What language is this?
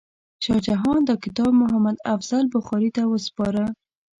Pashto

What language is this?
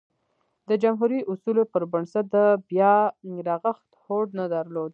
Pashto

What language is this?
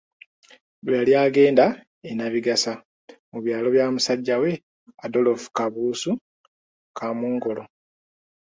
Ganda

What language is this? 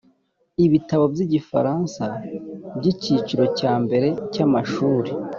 Kinyarwanda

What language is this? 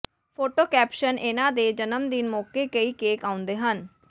Punjabi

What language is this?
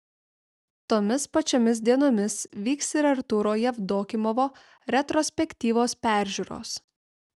Lithuanian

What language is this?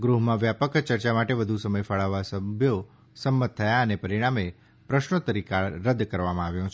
Gujarati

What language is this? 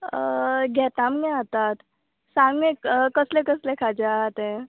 Konkani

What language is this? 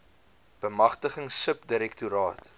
Afrikaans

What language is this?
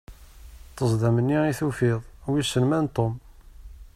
Kabyle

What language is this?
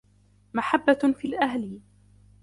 Arabic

